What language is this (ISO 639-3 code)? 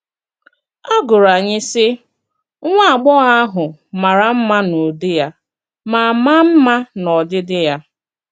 ibo